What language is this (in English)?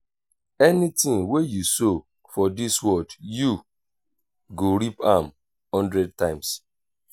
Nigerian Pidgin